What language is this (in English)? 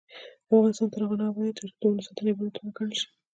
Pashto